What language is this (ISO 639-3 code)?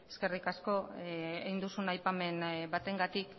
eus